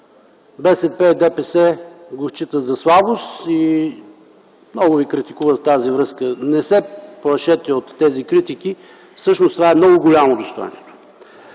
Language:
Bulgarian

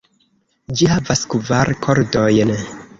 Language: Esperanto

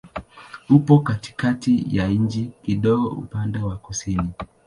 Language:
Swahili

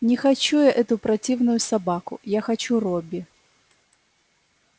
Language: Russian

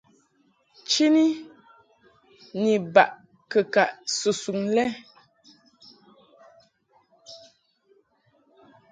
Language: Mungaka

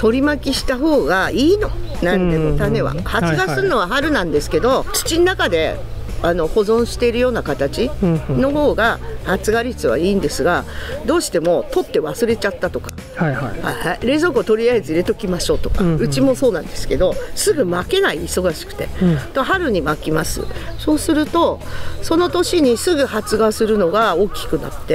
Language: Japanese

